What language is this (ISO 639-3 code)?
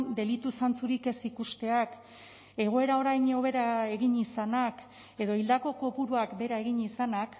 eus